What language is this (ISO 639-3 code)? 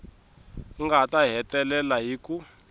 tso